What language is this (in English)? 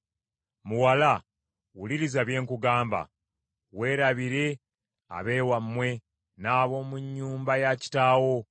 Ganda